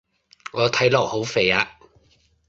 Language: Cantonese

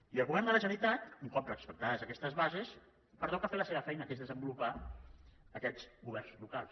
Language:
Catalan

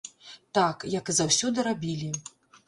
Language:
Belarusian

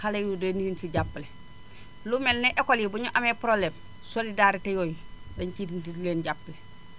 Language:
Wolof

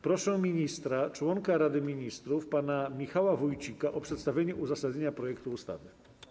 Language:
Polish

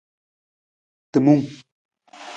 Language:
Nawdm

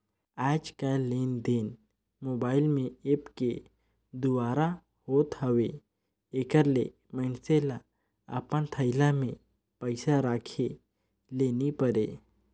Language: Chhattisgarhi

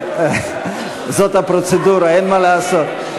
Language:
Hebrew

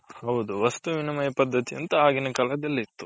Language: Kannada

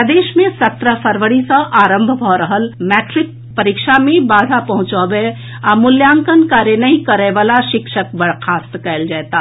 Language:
Maithili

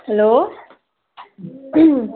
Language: Nepali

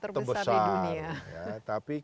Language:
Indonesian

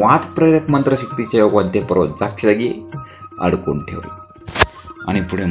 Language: Romanian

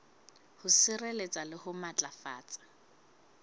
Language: Southern Sotho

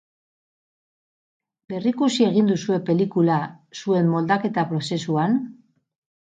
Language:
Basque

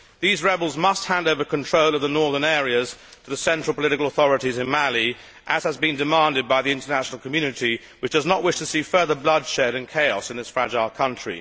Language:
English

